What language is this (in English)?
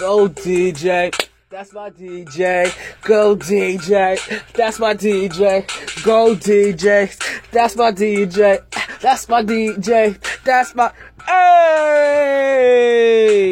English